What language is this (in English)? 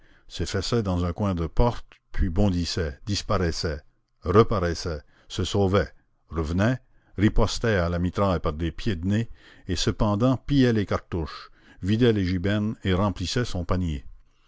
French